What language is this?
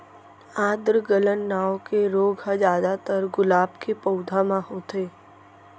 Chhattisgarhi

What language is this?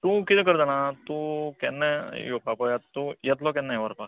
Konkani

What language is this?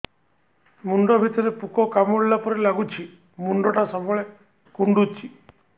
Odia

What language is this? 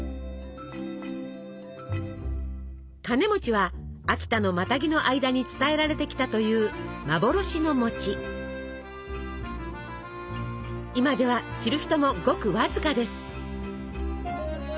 Japanese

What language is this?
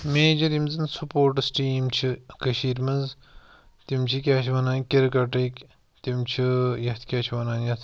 Kashmiri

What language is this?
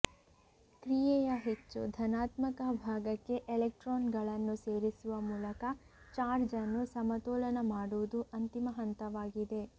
Kannada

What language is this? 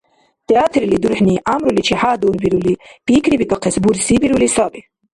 Dargwa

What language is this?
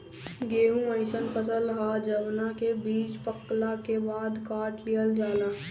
Bhojpuri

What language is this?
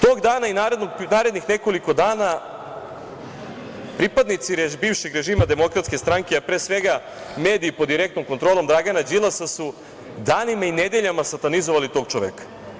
Serbian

